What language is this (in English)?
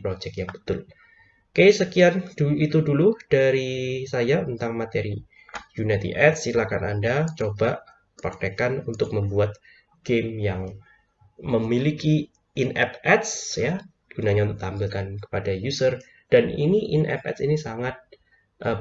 Indonesian